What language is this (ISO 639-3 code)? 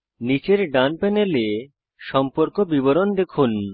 ben